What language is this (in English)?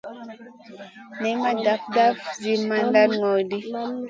Masana